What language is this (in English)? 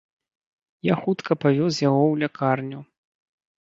Belarusian